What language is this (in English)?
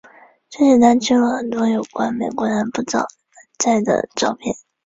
Chinese